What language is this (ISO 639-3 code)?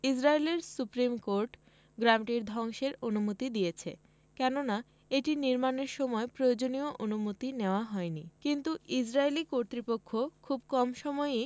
ben